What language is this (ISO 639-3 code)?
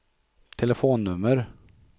swe